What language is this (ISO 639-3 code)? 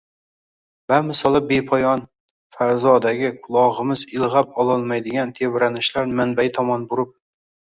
uzb